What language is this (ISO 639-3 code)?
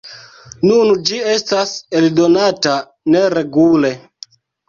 epo